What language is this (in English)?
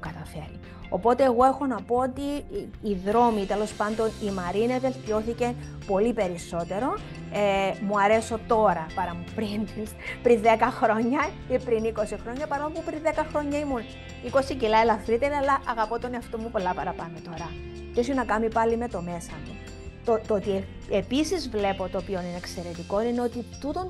Greek